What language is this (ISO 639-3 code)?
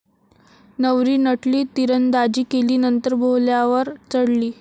mar